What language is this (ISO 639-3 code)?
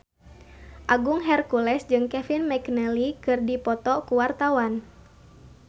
sun